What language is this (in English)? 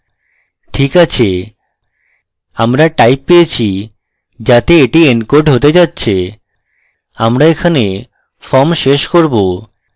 Bangla